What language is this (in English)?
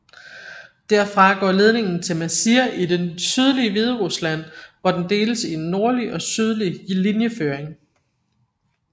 Danish